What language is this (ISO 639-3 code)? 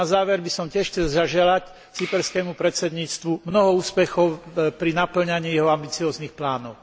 slk